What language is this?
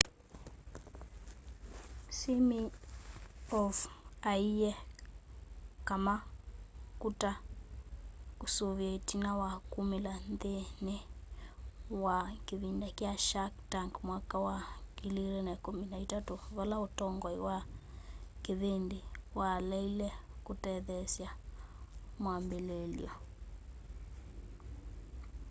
Kamba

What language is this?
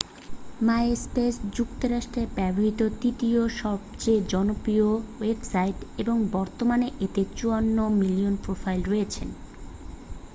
Bangla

